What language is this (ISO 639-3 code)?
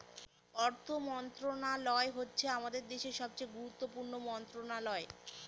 ben